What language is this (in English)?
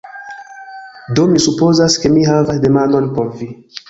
Esperanto